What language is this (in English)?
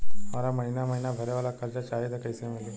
Bhojpuri